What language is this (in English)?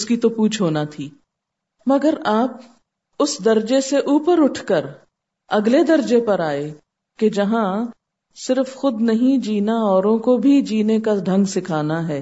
Urdu